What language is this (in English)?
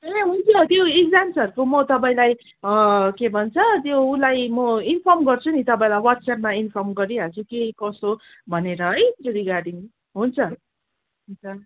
Nepali